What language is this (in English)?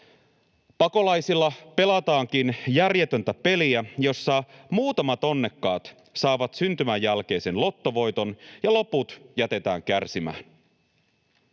Finnish